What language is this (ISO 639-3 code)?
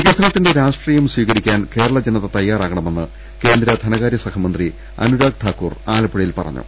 mal